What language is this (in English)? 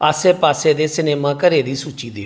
Dogri